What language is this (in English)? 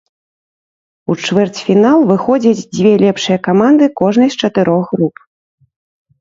Belarusian